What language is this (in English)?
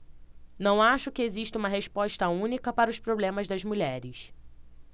Portuguese